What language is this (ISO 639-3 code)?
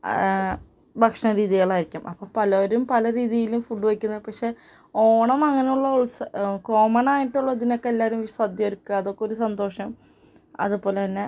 mal